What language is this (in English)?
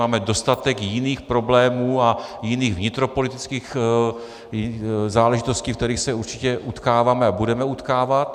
Czech